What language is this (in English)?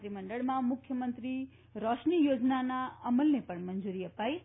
Gujarati